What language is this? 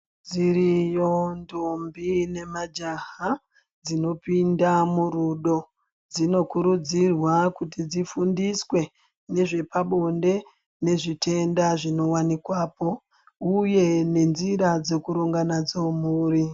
Ndau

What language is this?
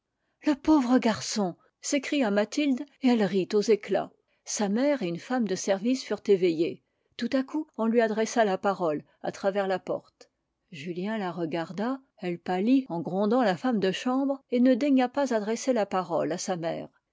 French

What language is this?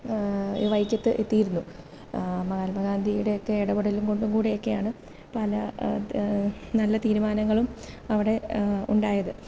Malayalam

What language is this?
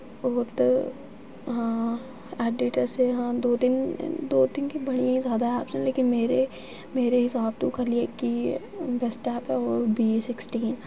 Dogri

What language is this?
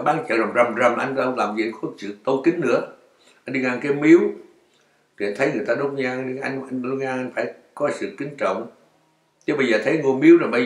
Vietnamese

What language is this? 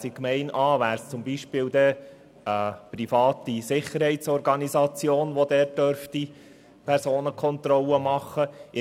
Swiss German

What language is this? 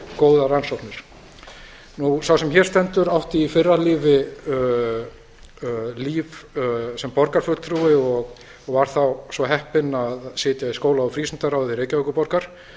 Icelandic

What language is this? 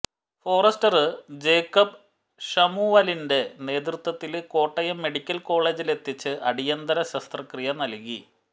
Malayalam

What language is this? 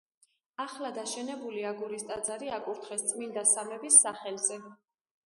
Georgian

